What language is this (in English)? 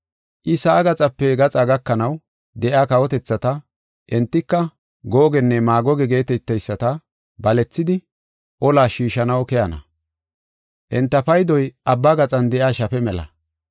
Gofa